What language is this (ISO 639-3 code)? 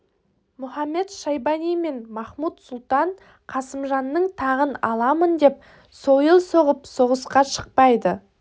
kaz